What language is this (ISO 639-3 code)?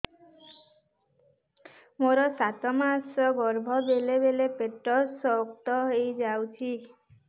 ori